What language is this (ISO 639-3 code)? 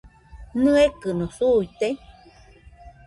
hux